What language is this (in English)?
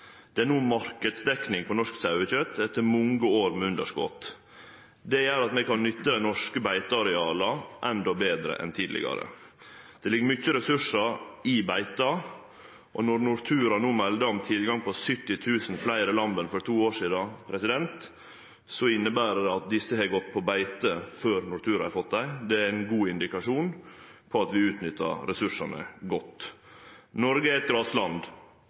Norwegian Nynorsk